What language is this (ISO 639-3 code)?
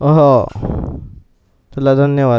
mar